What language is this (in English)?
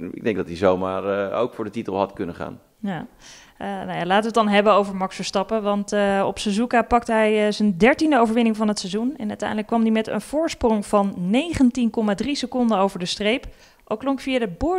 Dutch